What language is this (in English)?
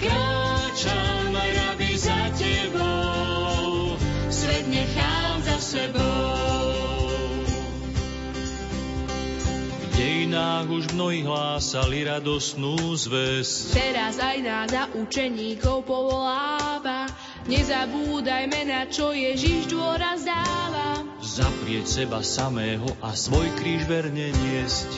Slovak